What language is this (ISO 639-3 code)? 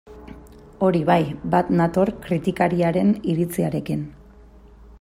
eus